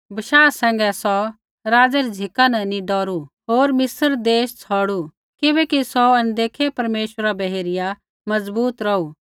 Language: Kullu Pahari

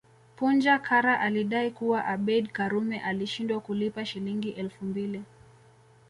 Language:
Swahili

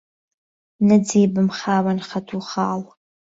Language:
Central Kurdish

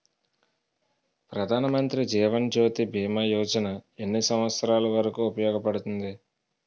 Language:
Telugu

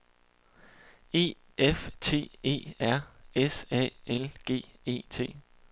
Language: Danish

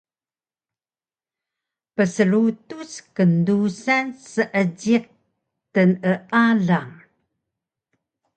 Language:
Taroko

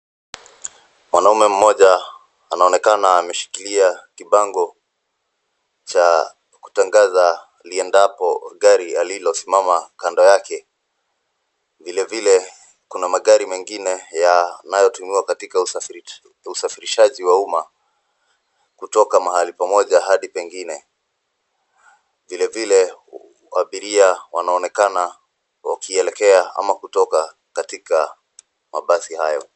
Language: Swahili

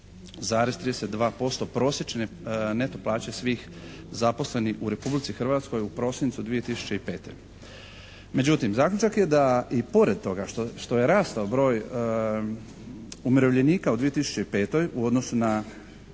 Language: Croatian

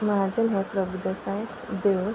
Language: Konkani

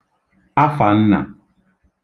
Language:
Igbo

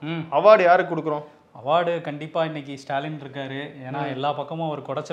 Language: Tamil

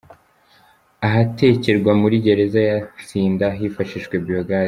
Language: Kinyarwanda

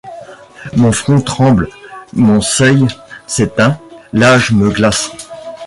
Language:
French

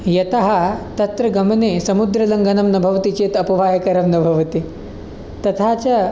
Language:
Sanskrit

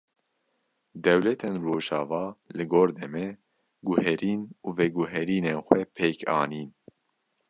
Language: Kurdish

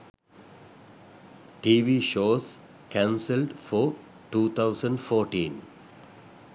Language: Sinhala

